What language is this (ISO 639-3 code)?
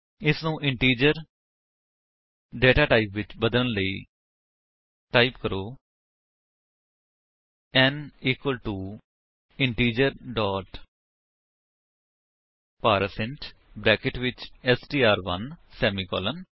pan